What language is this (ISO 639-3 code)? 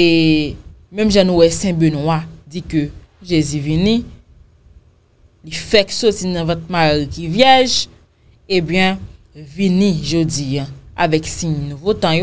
fra